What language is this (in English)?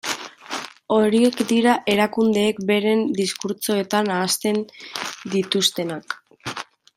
Basque